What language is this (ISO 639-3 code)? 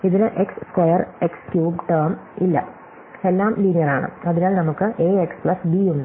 mal